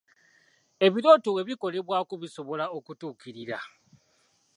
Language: Ganda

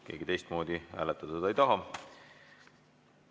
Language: Estonian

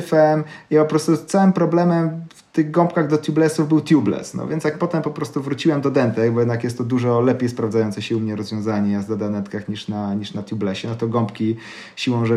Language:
Polish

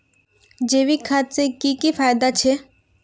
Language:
Magahi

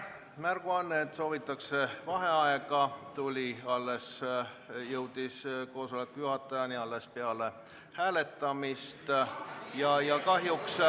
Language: Estonian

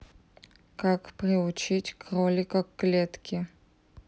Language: Russian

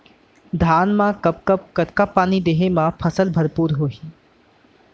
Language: Chhattisgarhi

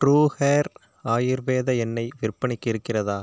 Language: Tamil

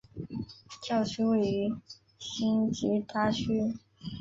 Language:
Chinese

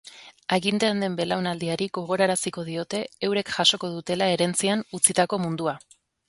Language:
Basque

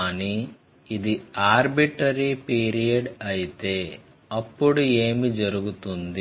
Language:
Telugu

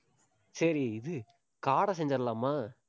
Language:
Tamil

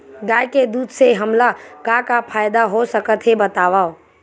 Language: Chhattisgarhi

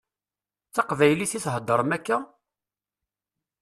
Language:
Kabyle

